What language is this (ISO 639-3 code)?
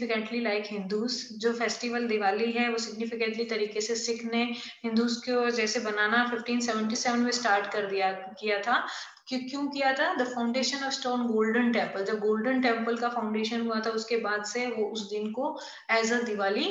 hin